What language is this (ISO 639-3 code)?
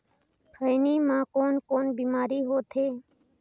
hne